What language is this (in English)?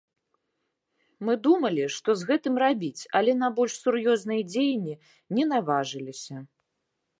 Belarusian